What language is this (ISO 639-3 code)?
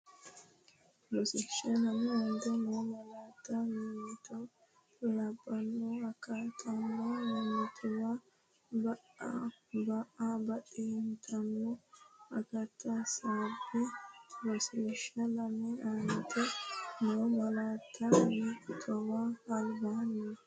sid